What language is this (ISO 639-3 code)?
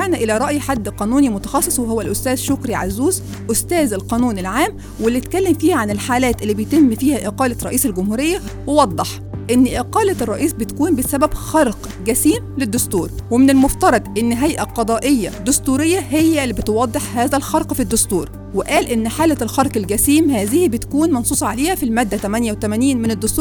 ara